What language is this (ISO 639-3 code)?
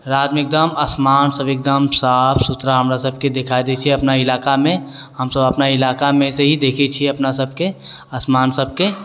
mai